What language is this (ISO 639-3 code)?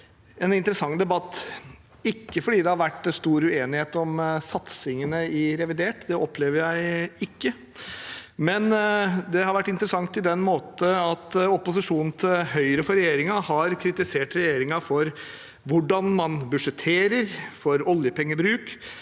nor